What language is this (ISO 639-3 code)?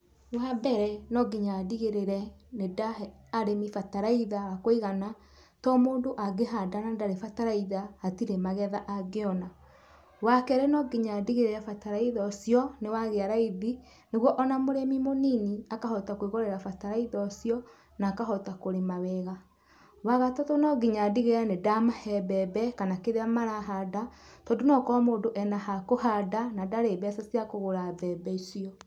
kik